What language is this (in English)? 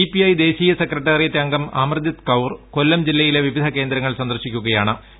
Malayalam